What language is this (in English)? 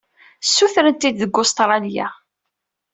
Kabyle